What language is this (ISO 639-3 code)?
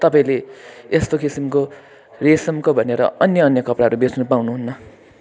nep